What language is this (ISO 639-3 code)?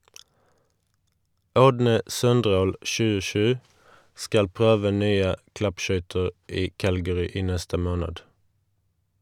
nor